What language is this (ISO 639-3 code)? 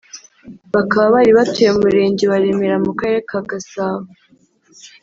kin